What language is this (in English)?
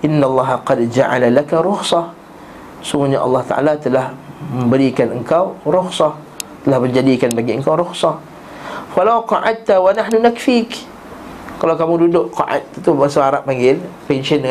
Malay